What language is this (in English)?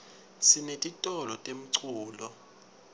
Swati